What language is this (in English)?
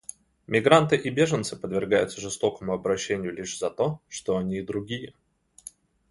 Russian